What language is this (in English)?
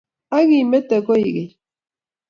Kalenjin